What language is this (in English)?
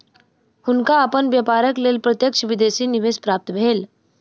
Maithili